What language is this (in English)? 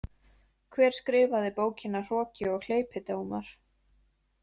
Icelandic